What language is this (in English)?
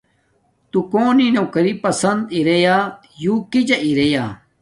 Domaaki